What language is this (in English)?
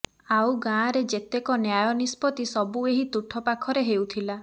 Odia